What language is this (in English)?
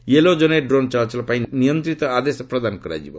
Odia